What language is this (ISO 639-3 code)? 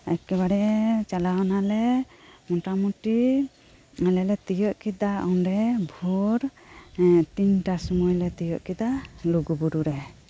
sat